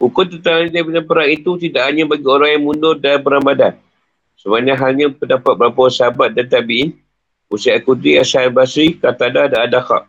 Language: Malay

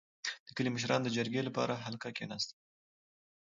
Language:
Pashto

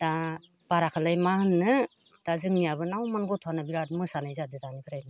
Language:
Bodo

